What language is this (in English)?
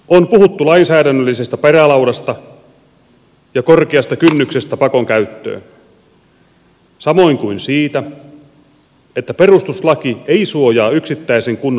Finnish